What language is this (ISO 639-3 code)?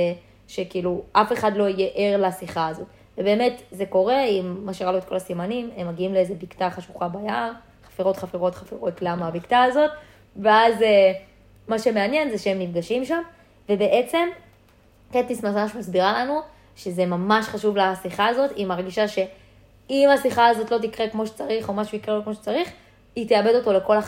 heb